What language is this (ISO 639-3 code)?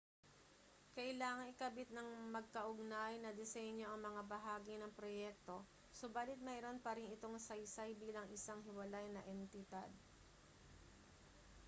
fil